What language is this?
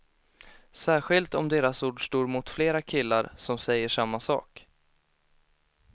Swedish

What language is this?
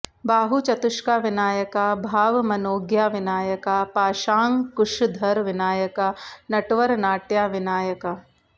Sanskrit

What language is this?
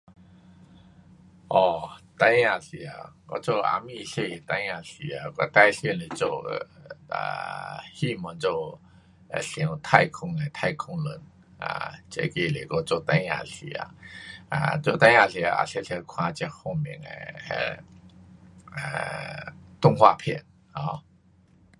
Pu-Xian Chinese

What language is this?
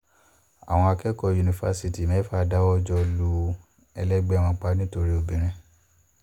Yoruba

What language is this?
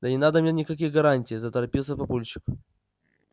Russian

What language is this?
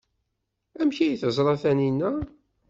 Kabyle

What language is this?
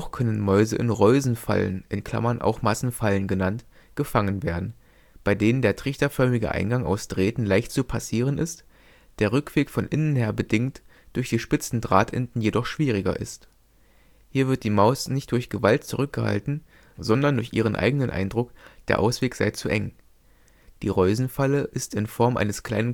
German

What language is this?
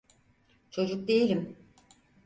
Turkish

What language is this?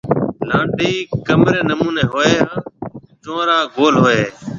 Marwari (Pakistan)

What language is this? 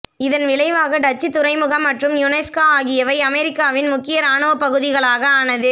Tamil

